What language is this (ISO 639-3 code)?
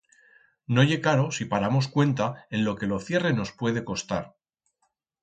arg